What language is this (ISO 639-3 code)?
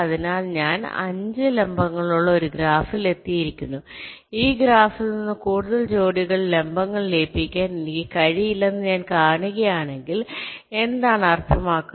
mal